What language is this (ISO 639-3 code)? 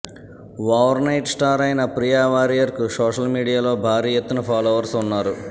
tel